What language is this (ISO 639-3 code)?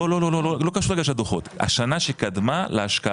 heb